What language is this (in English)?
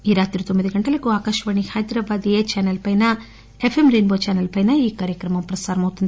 Telugu